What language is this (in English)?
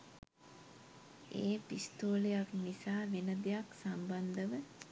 Sinhala